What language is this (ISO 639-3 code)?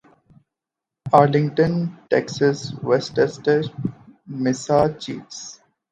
urd